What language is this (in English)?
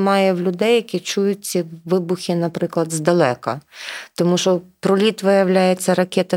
Ukrainian